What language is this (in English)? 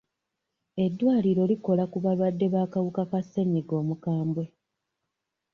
Ganda